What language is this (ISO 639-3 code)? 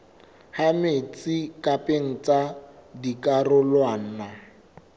sot